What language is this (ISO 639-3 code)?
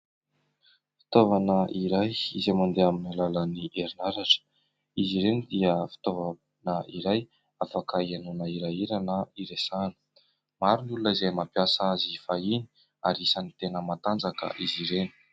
mlg